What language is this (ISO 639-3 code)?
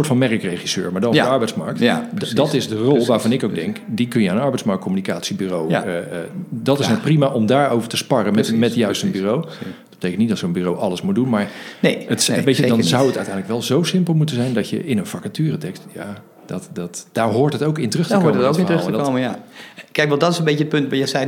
nld